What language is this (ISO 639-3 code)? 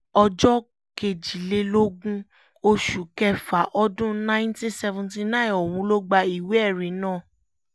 yor